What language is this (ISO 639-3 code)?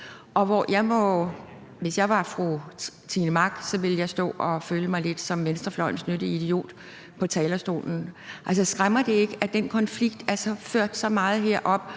dan